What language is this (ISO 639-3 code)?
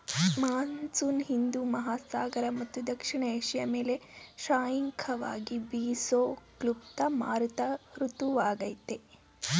kan